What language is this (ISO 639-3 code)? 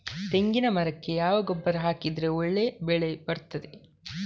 kan